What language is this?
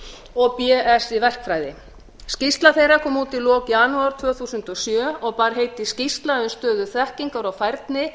Icelandic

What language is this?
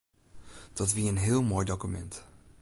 Western Frisian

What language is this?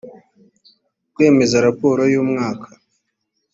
Kinyarwanda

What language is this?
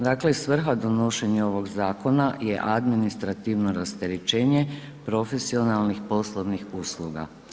Croatian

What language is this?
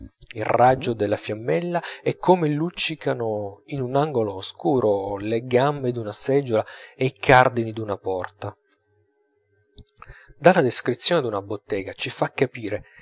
Italian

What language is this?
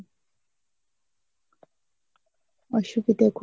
Bangla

